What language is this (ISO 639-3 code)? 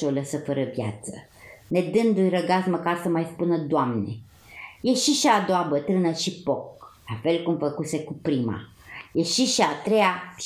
ron